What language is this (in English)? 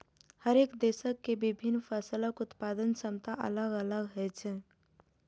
Maithili